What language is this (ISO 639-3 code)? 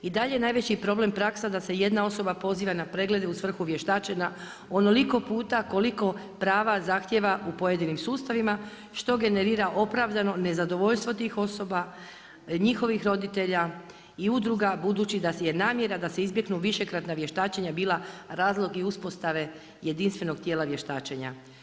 hrv